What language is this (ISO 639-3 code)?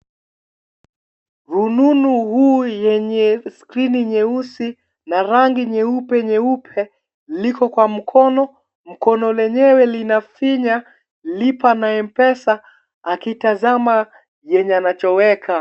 swa